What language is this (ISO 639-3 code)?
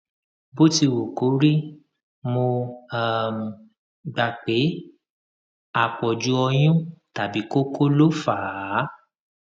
yor